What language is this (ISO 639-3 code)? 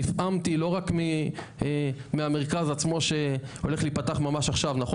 heb